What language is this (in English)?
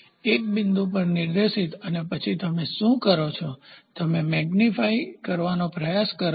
Gujarati